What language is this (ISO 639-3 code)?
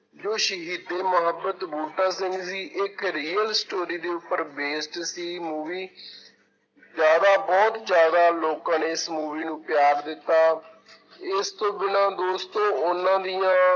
pan